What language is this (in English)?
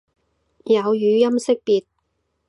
Cantonese